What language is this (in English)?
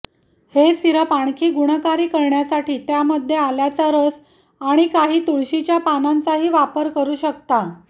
Marathi